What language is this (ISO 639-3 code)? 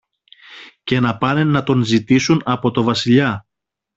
ell